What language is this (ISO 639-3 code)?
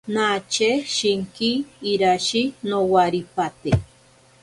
prq